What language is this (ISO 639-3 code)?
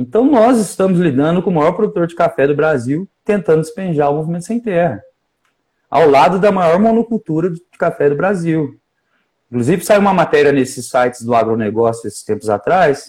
por